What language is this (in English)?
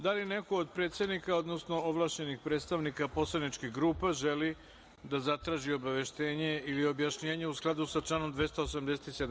Serbian